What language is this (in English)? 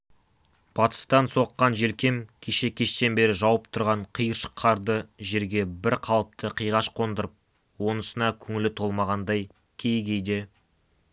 Kazakh